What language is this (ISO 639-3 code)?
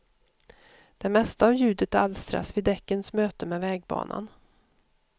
swe